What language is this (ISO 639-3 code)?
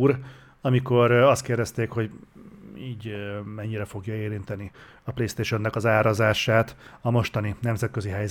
hun